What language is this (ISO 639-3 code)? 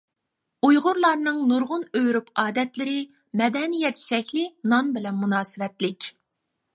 uig